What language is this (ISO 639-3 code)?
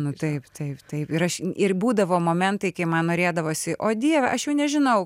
lit